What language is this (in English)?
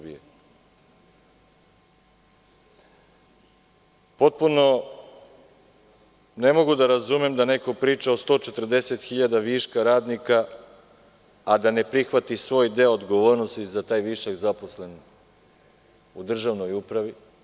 Serbian